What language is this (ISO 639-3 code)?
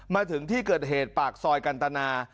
tha